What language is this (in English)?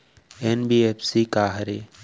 Chhattisgarhi